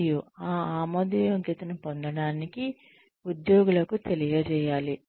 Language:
Telugu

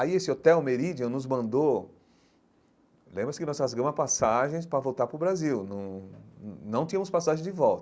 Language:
Portuguese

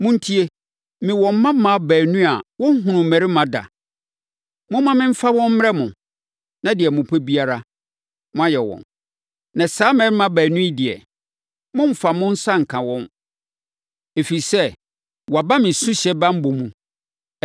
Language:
Akan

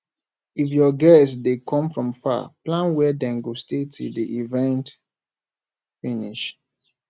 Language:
Nigerian Pidgin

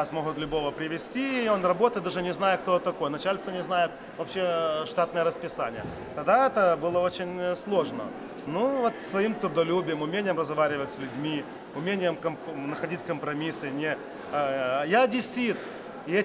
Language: Russian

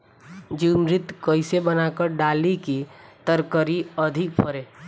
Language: Bhojpuri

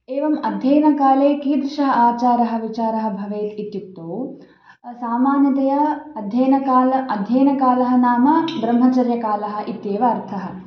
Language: Sanskrit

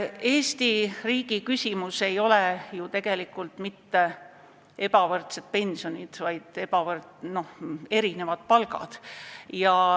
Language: Estonian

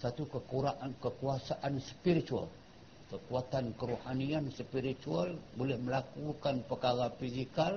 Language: Malay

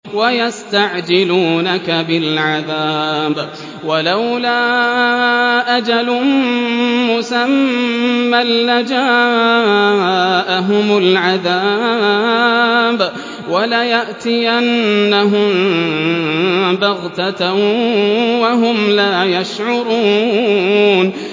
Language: Arabic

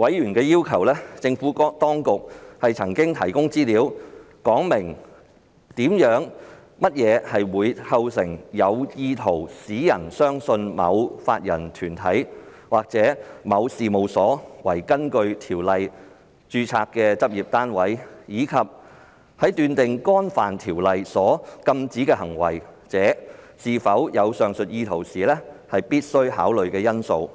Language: Cantonese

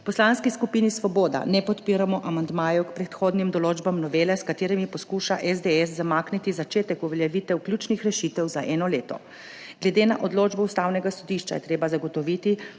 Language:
Slovenian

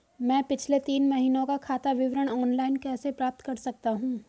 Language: Hindi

